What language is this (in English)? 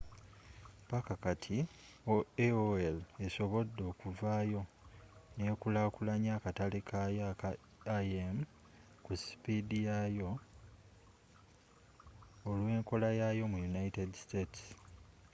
Ganda